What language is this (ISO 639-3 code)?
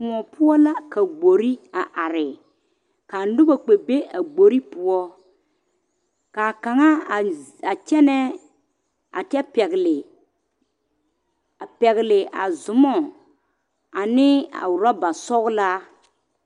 dga